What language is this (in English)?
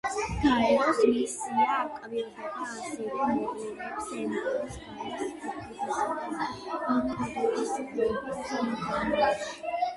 Georgian